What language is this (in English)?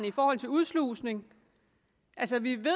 Danish